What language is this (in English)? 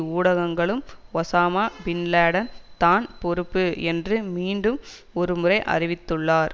Tamil